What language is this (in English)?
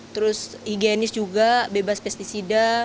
Indonesian